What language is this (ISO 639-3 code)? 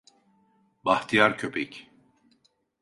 tur